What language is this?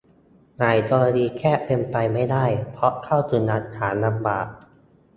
Thai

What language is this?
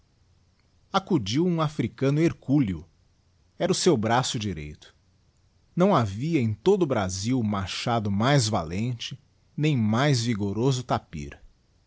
Portuguese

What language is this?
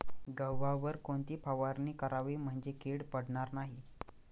Marathi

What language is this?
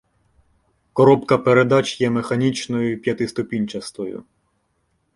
Ukrainian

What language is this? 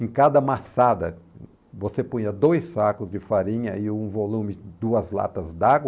Portuguese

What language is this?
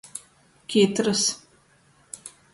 Latgalian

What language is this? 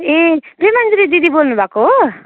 Nepali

